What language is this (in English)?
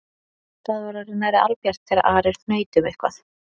Icelandic